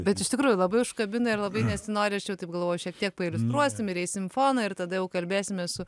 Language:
Lithuanian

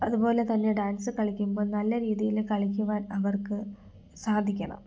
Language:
Malayalam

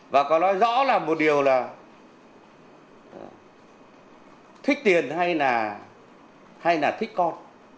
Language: Vietnamese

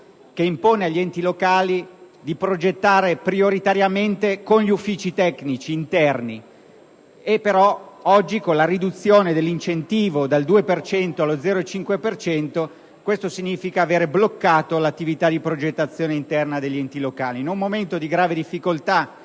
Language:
Italian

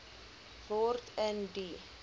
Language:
Afrikaans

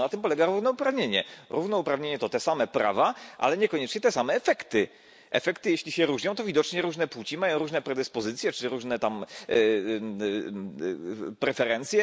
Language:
Polish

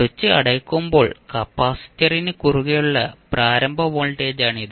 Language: Malayalam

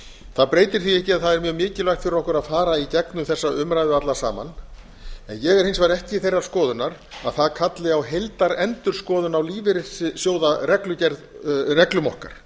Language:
Icelandic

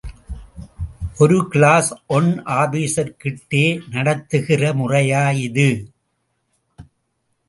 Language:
Tamil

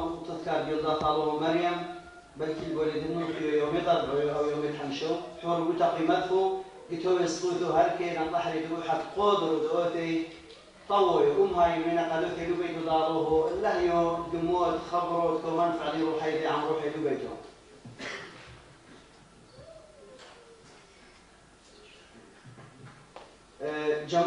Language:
Arabic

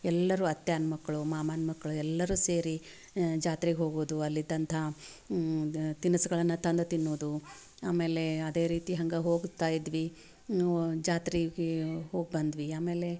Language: Kannada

